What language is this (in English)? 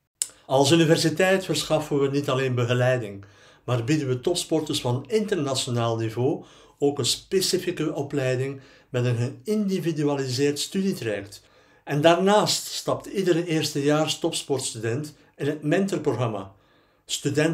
Dutch